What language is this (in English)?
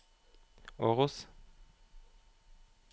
Norwegian